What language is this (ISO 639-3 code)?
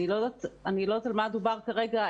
heb